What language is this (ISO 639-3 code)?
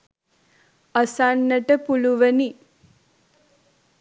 sin